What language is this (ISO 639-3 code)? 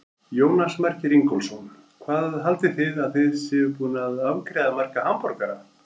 isl